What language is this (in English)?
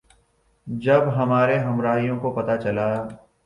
Urdu